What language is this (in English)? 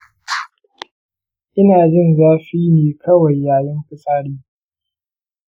Hausa